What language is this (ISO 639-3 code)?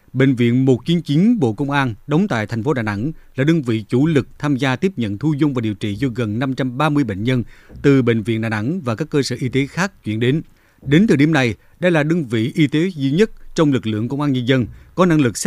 vie